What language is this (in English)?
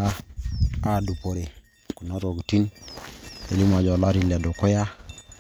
Masai